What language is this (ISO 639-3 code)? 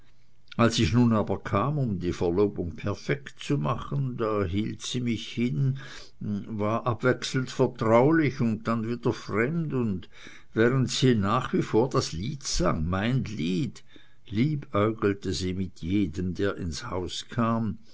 deu